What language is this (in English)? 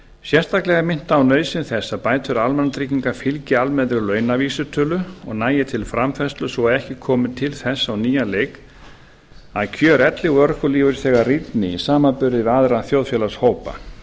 Icelandic